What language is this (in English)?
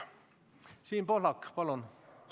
Estonian